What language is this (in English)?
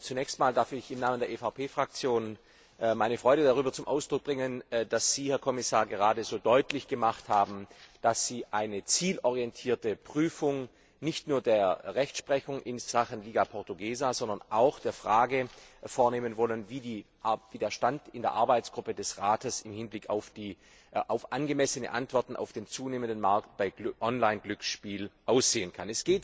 German